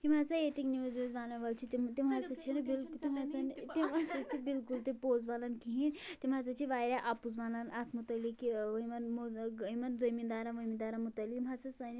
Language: Kashmiri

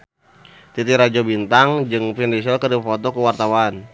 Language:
Sundanese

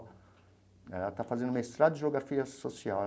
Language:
Portuguese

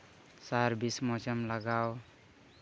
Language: Santali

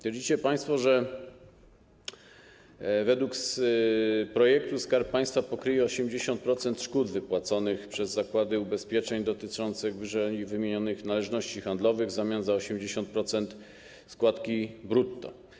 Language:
Polish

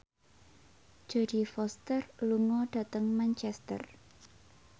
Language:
Javanese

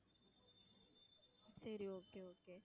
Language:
Tamil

